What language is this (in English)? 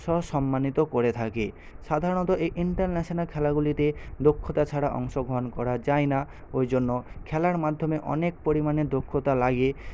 Bangla